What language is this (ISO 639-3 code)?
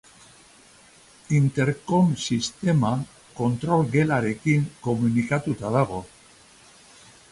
eus